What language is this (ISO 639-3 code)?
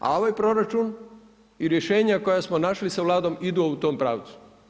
hrv